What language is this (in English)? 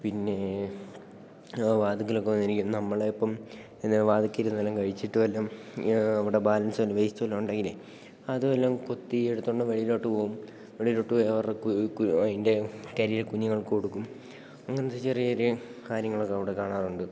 Malayalam